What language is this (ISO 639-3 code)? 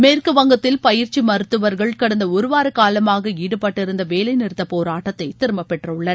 tam